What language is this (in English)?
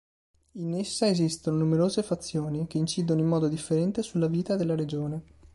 Italian